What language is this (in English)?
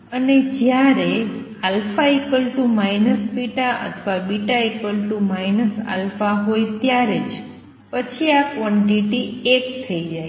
Gujarati